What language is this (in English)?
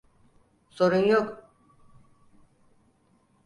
Turkish